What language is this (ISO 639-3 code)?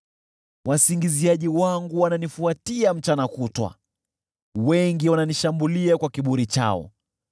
swa